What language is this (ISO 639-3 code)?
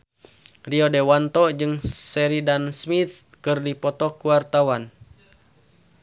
sun